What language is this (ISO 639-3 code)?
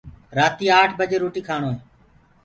ggg